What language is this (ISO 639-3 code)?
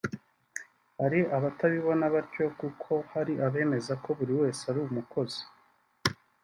kin